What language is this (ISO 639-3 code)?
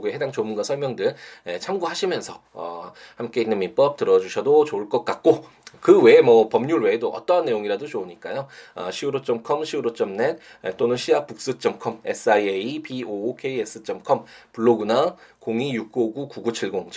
kor